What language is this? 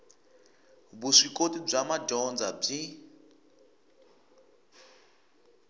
Tsonga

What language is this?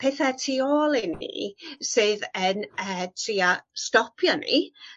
Welsh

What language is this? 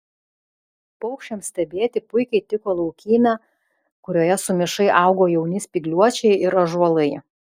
Lithuanian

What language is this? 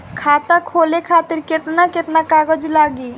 Bhojpuri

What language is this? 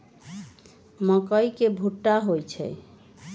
Magahi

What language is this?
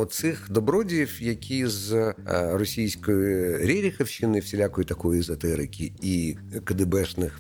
Ukrainian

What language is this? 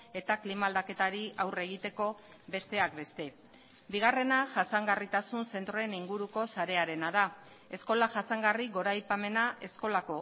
Basque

